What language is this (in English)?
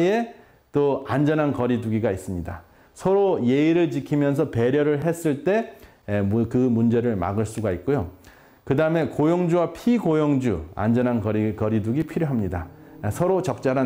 Korean